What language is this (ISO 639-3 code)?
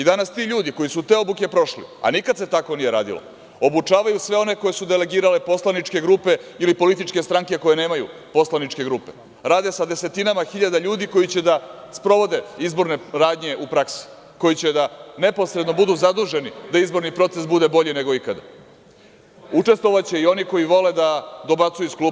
srp